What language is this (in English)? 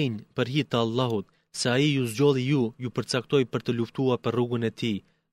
Greek